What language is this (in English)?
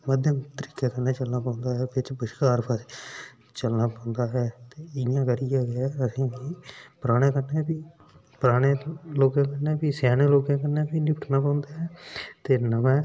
Dogri